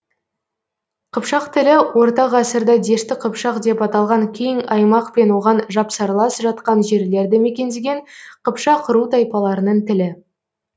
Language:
Kazakh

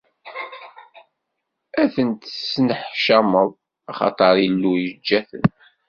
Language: Kabyle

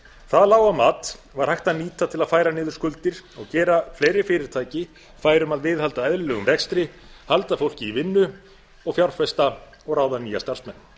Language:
Icelandic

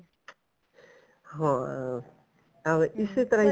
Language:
Punjabi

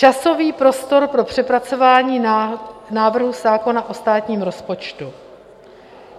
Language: Czech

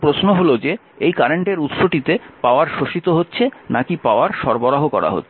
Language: Bangla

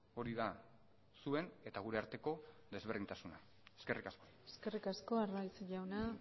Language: Basque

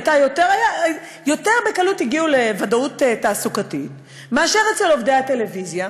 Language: Hebrew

